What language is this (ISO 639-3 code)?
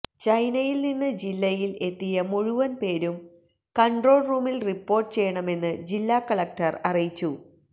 mal